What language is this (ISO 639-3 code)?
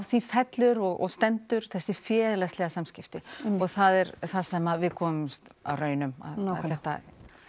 isl